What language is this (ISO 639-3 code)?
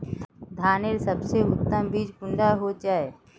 mag